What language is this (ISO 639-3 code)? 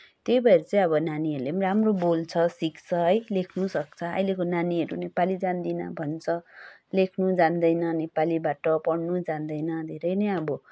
nep